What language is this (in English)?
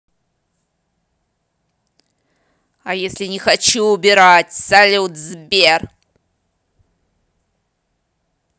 Russian